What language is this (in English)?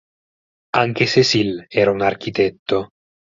Italian